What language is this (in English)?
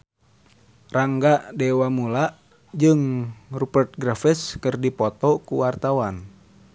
Sundanese